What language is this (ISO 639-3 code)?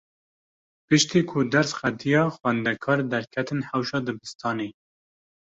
kur